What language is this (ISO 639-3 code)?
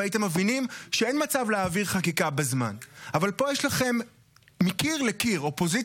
heb